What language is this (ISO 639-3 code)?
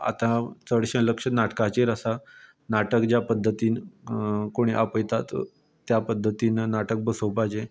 kok